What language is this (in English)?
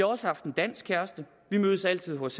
Danish